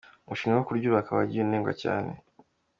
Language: Kinyarwanda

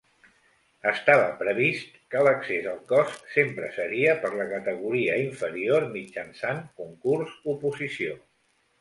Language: Catalan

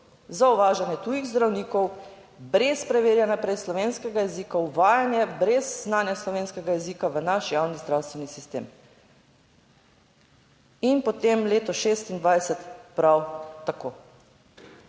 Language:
Slovenian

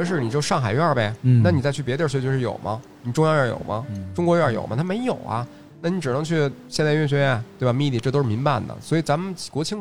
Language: Chinese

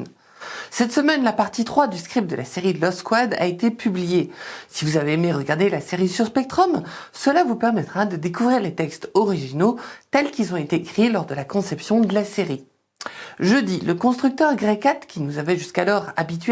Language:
French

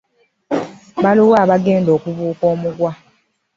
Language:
Ganda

